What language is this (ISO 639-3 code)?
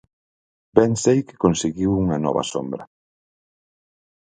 glg